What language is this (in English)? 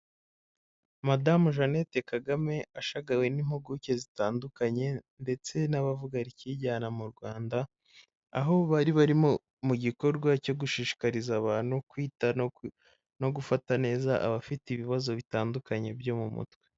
Kinyarwanda